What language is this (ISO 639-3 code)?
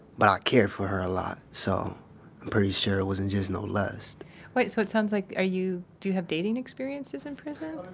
eng